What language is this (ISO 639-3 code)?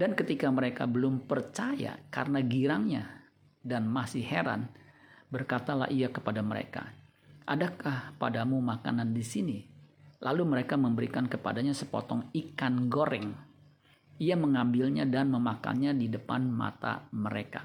ind